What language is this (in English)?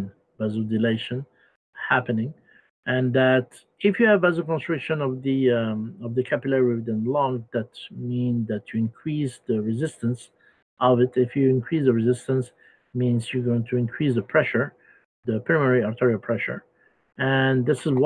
English